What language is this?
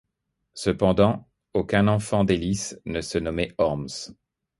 French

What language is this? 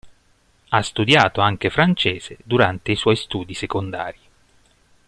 Italian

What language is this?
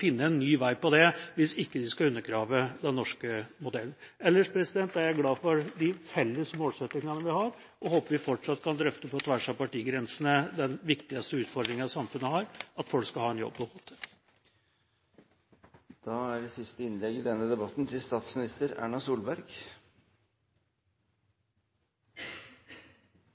Norwegian Bokmål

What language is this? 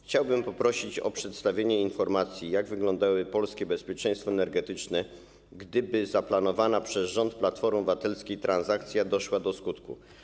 Polish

